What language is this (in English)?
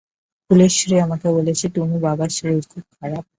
Bangla